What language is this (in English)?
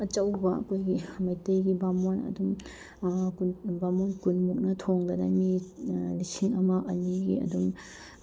Manipuri